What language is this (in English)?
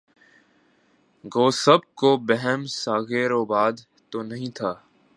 Urdu